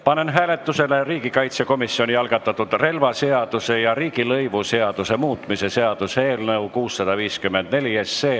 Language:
Estonian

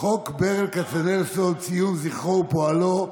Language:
Hebrew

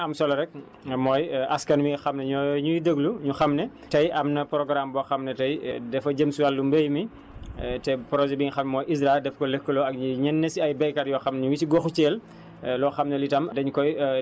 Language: Wolof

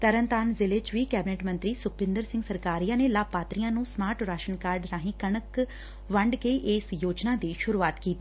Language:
Punjabi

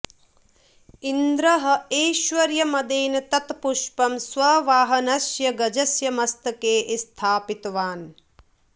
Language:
Sanskrit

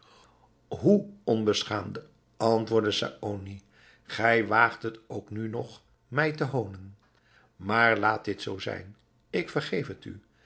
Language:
Dutch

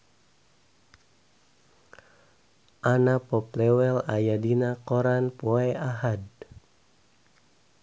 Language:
Sundanese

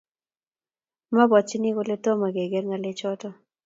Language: Kalenjin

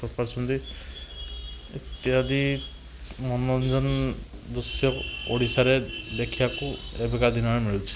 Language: Odia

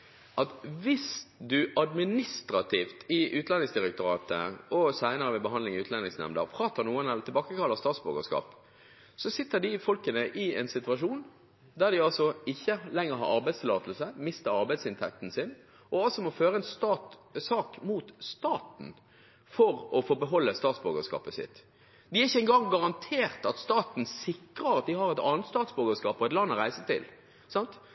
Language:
Norwegian Bokmål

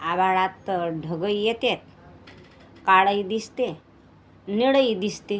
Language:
Marathi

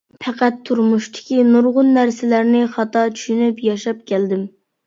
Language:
Uyghur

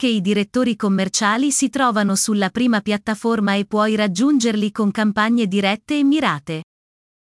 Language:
Italian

